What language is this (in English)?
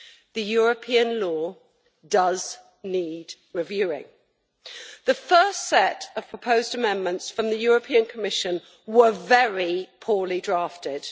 English